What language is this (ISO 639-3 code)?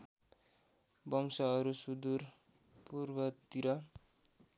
nep